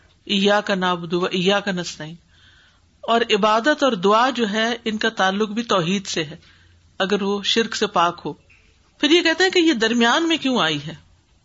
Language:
Urdu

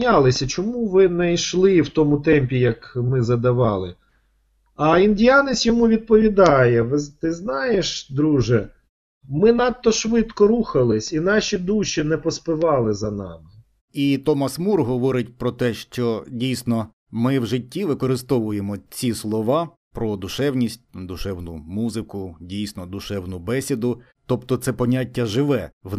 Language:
Ukrainian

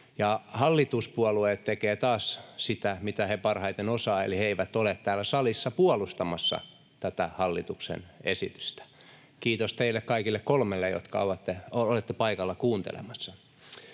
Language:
Finnish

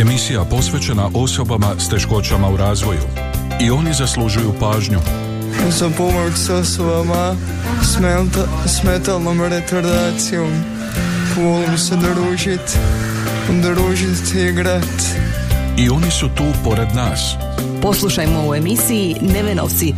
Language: Croatian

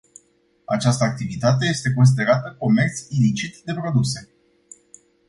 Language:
Romanian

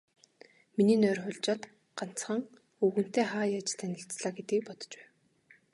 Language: Mongolian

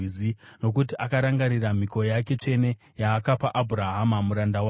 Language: Shona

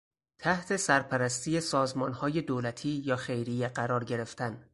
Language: Persian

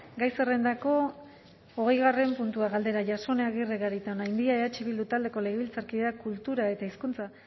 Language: Basque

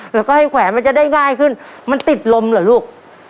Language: Thai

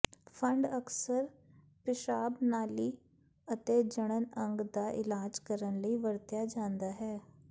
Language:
Punjabi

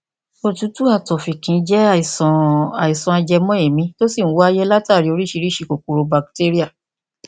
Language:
Yoruba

